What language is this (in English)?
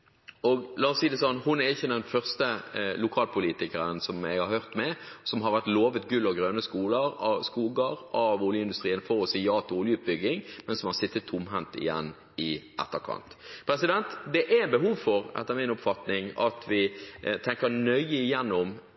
Norwegian Bokmål